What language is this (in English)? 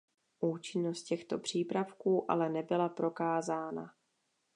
Czech